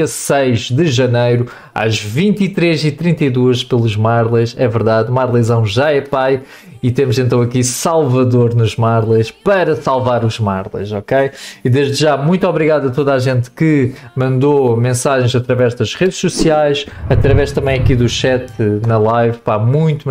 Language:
Portuguese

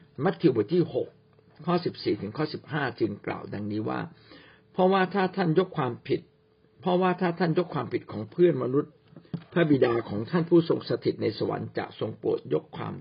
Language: Thai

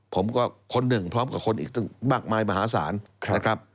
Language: Thai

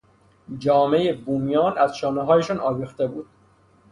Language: Persian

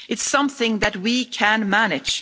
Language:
English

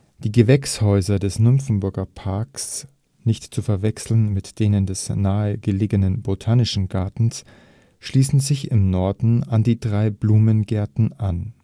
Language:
German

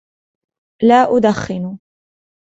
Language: Arabic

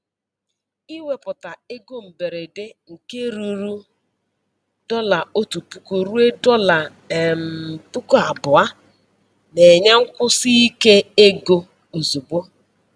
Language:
Igbo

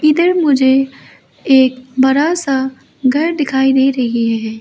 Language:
Hindi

